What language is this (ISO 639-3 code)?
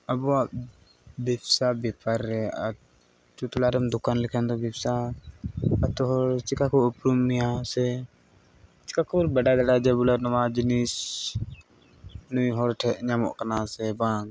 sat